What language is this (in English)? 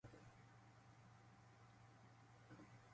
Japanese